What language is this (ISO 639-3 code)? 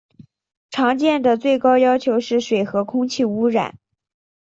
zho